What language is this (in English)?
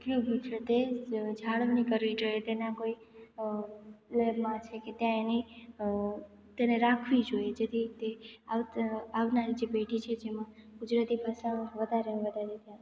Gujarati